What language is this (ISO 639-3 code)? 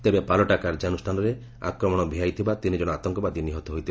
ori